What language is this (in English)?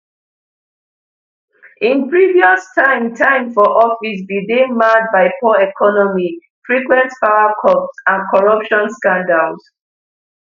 Nigerian Pidgin